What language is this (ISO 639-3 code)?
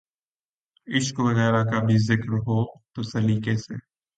urd